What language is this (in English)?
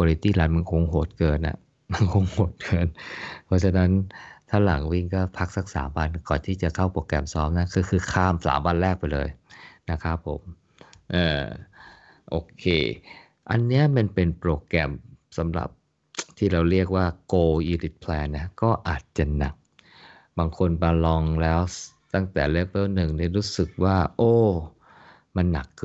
Thai